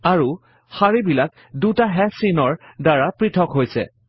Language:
Assamese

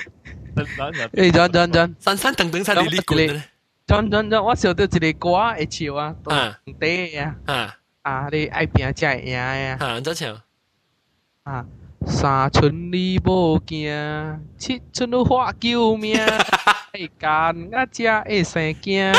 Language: Chinese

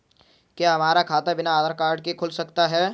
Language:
Hindi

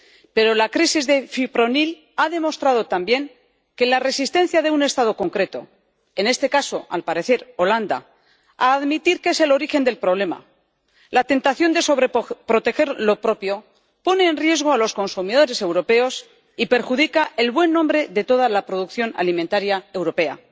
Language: Spanish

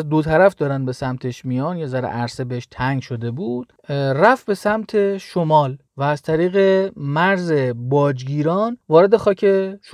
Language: Persian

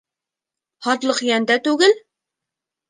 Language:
Bashkir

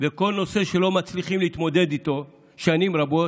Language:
Hebrew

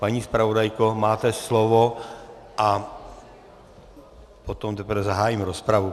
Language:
Czech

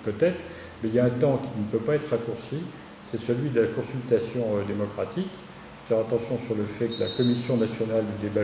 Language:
French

